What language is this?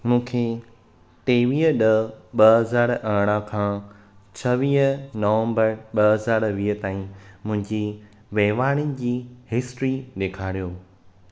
Sindhi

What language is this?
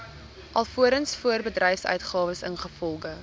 Afrikaans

